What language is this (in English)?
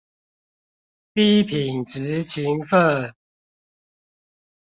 Chinese